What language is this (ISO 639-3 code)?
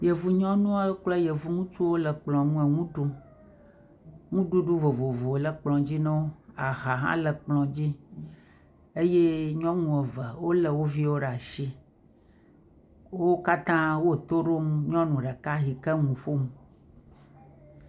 ewe